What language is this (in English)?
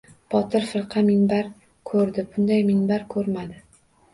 Uzbek